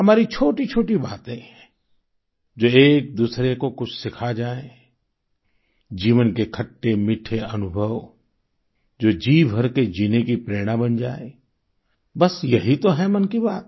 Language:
Hindi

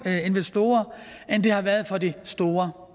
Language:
Danish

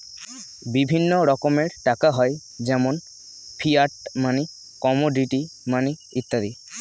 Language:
Bangla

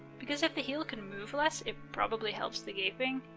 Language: English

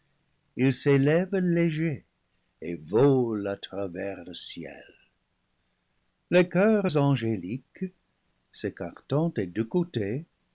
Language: French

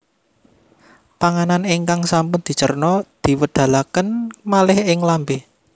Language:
Javanese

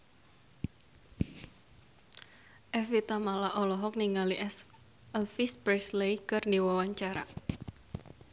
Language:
Sundanese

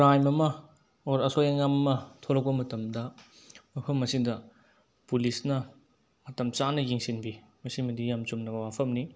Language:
Manipuri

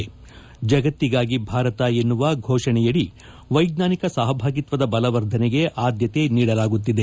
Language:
Kannada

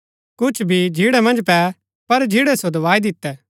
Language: Gaddi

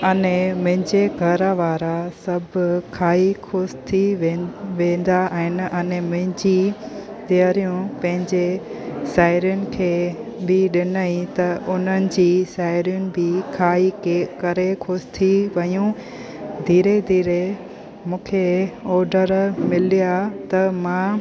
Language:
Sindhi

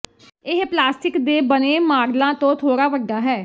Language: Punjabi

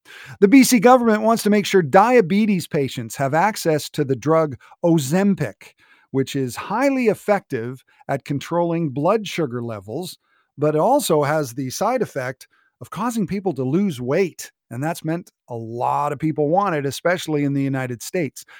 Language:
English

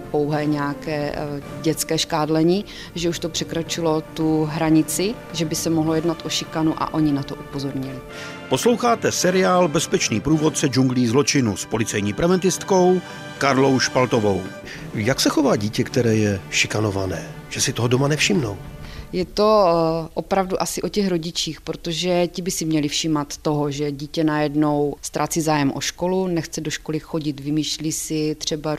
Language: Czech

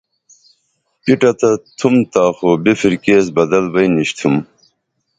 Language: Dameli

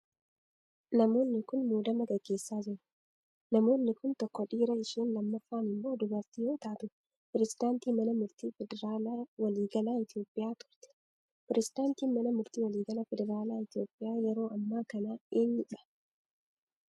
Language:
Oromo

